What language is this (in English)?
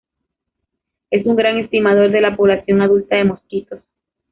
Spanish